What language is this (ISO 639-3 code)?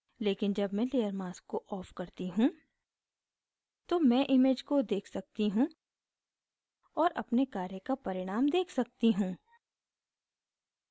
hin